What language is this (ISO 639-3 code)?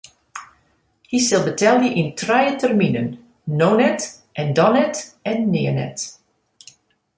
fry